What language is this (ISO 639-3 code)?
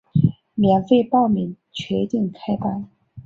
zho